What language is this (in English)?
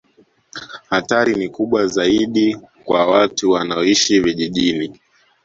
Swahili